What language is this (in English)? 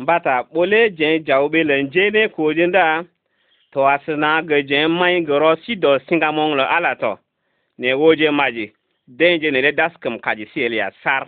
Arabic